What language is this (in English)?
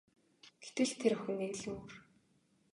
Mongolian